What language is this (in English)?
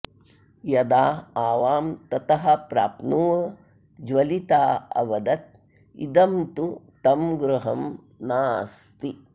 Sanskrit